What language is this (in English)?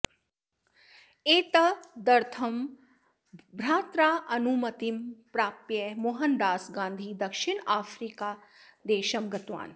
Sanskrit